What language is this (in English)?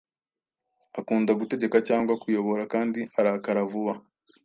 Kinyarwanda